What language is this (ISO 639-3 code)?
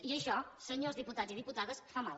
cat